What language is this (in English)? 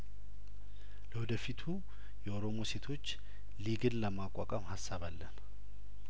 Amharic